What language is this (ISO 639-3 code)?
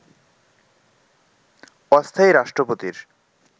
ben